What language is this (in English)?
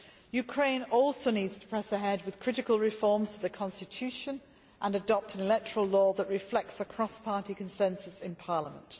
English